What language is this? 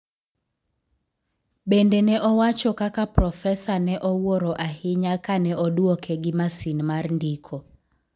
Luo (Kenya and Tanzania)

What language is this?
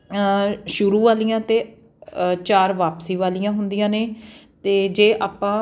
Punjabi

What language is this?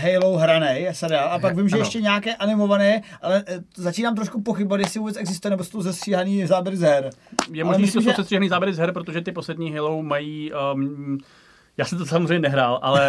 Czech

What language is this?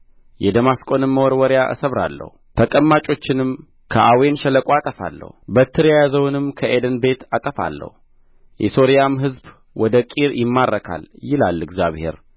Amharic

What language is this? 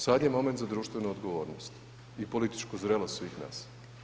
Croatian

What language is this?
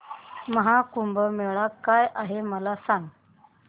Marathi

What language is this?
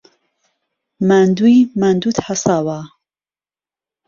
Central Kurdish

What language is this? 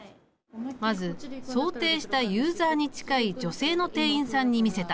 Japanese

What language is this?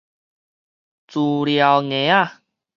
Min Nan Chinese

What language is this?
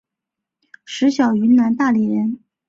Chinese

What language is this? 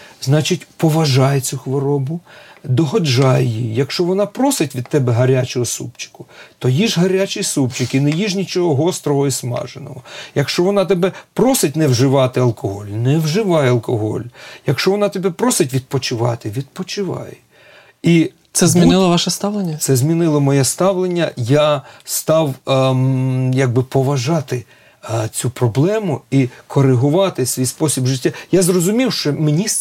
Ukrainian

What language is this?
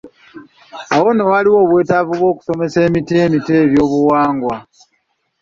Ganda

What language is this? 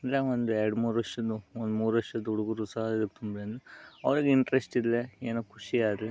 Kannada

